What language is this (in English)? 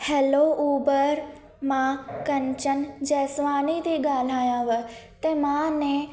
Sindhi